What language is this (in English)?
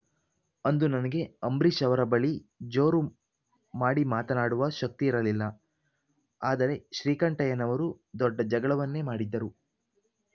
Kannada